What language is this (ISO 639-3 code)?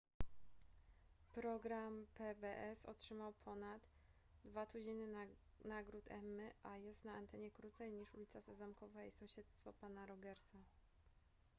pol